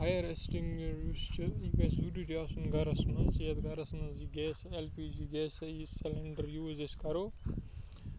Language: Kashmiri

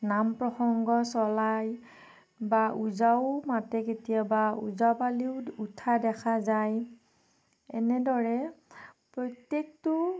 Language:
Assamese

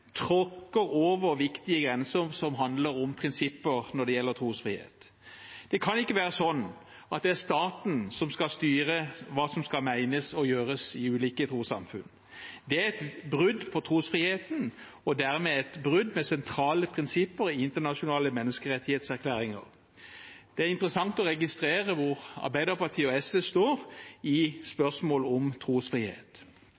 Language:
Norwegian Bokmål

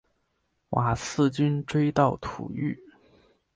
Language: Chinese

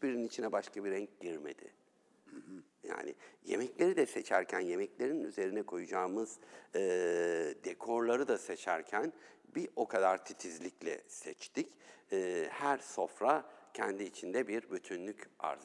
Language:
Turkish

